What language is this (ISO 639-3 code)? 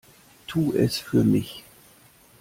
deu